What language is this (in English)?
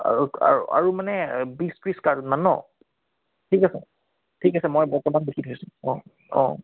Assamese